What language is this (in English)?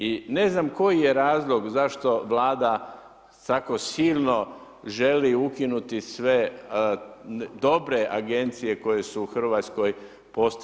Croatian